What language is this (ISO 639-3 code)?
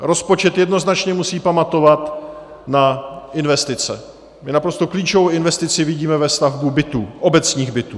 ces